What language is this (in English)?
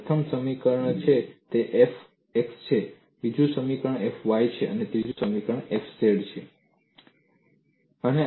Gujarati